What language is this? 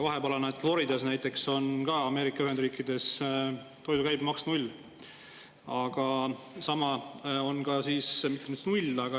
Estonian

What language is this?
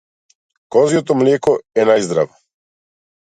Macedonian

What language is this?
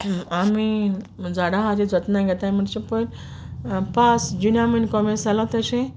Konkani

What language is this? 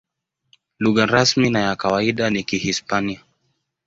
Swahili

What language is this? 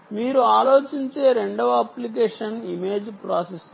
Telugu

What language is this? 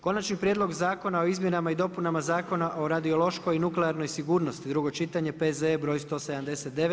Croatian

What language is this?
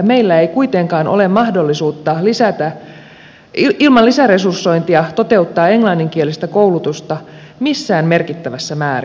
Finnish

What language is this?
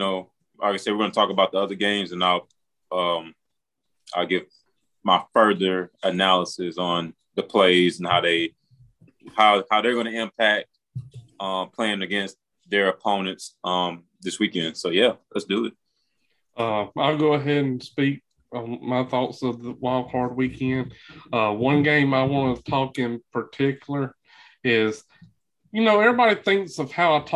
English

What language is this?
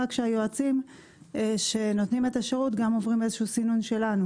Hebrew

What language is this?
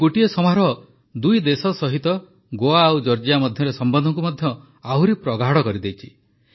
Odia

